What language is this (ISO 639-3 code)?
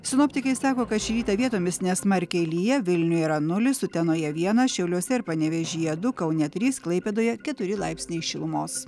lit